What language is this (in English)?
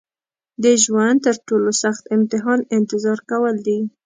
Pashto